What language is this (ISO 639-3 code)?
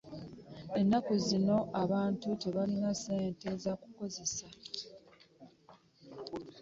lug